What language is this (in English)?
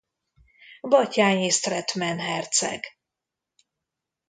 Hungarian